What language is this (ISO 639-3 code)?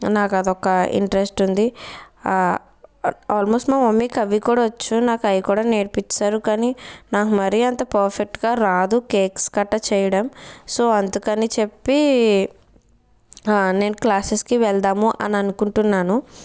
tel